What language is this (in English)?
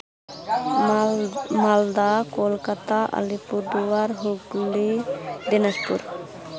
Santali